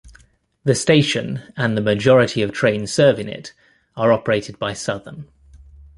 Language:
English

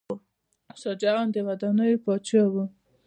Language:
Pashto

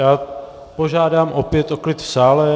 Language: Czech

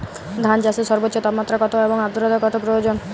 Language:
Bangla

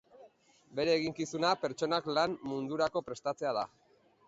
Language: Basque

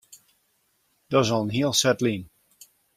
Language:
Western Frisian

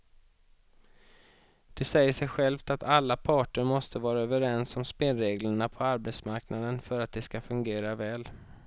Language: Swedish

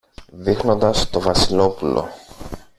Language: Greek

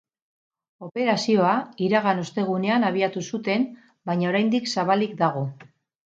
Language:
Basque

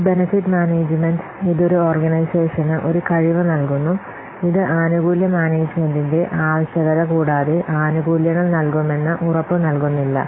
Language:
Malayalam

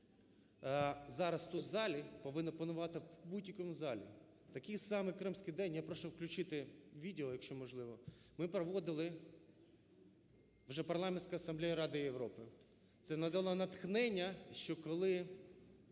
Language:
Ukrainian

